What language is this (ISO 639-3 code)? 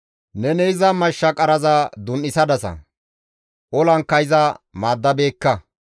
gmv